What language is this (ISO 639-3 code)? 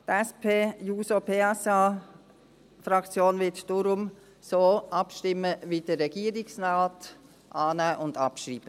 gsw